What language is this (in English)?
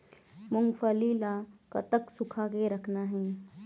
Chhattisgarhi